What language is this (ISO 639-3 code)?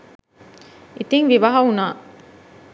sin